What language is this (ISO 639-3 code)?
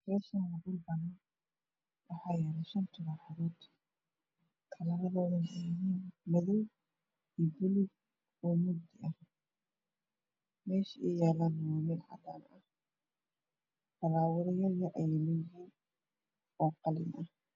som